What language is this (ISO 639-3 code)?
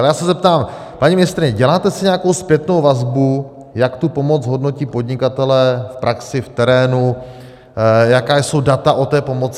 ces